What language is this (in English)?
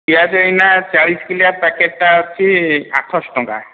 Odia